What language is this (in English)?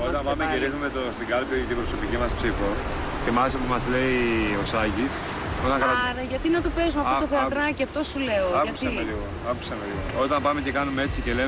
Greek